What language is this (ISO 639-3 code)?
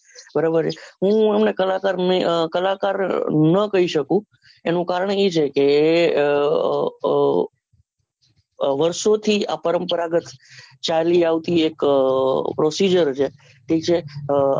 guj